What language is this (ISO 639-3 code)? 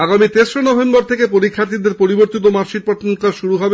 ben